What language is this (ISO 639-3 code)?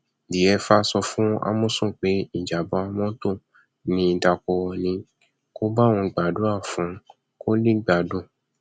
yor